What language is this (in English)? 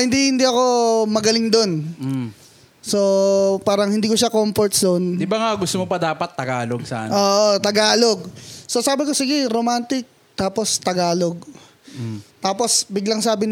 Filipino